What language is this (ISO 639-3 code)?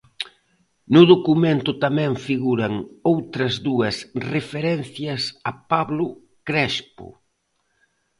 glg